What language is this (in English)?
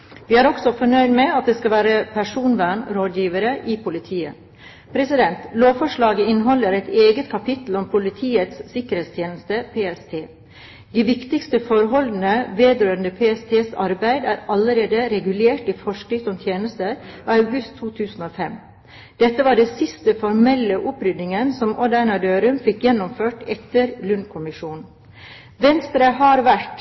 Norwegian Bokmål